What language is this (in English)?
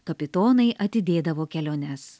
Lithuanian